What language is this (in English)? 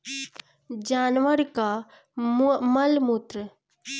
Bhojpuri